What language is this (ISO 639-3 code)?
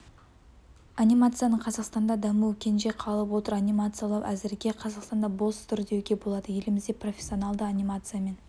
kaz